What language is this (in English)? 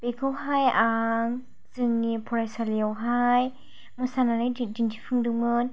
Bodo